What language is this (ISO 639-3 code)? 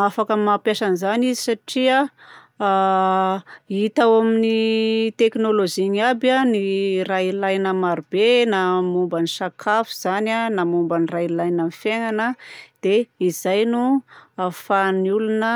bzc